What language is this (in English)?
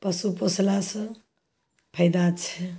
Maithili